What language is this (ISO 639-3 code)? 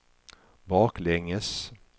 swe